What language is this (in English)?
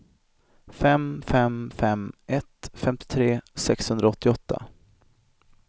Swedish